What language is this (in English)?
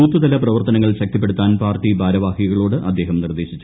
Malayalam